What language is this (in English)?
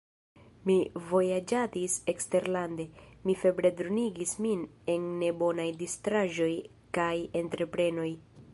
Esperanto